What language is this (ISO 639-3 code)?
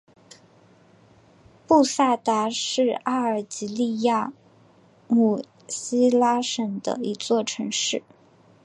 zho